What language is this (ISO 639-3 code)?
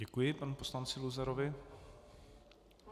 ces